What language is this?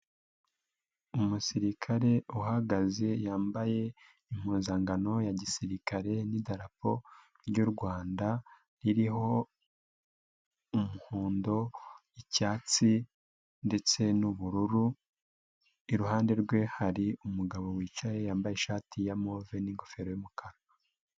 Kinyarwanda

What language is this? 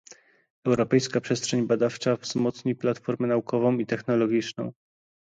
Polish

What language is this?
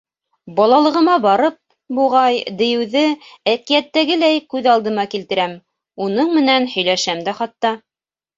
Bashkir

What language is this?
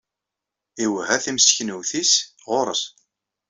Kabyle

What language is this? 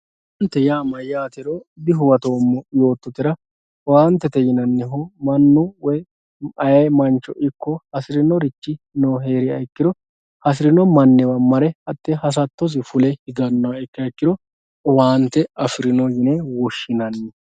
Sidamo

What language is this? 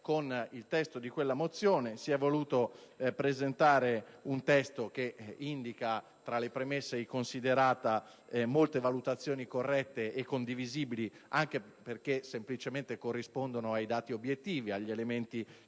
Italian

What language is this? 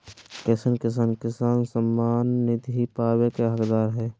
Magahi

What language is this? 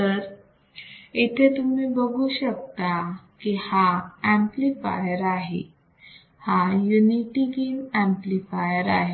Marathi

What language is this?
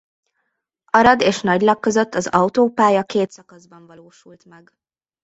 Hungarian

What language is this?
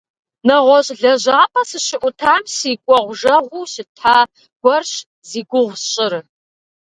Kabardian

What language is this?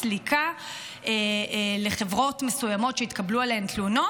Hebrew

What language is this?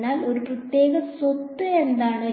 Malayalam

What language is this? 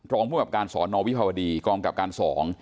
Thai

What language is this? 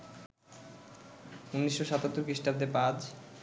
Bangla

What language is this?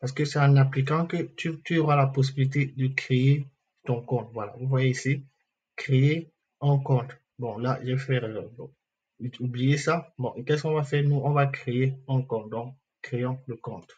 French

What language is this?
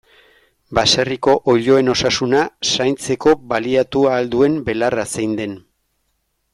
Basque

